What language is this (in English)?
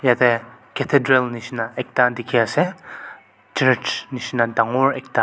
Naga Pidgin